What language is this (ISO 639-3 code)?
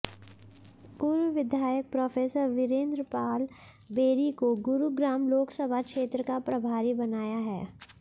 hin